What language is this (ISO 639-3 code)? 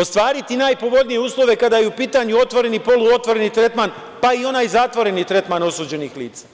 srp